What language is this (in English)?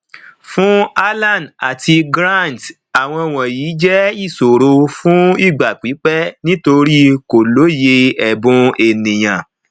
Yoruba